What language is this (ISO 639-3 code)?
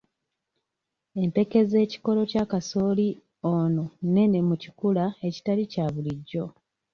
lug